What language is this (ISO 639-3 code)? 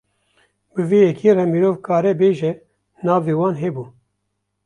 kur